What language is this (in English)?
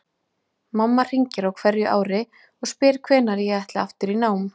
Icelandic